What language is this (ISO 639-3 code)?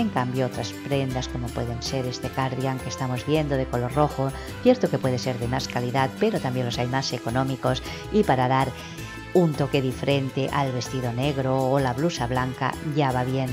spa